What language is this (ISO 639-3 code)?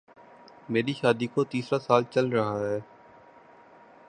urd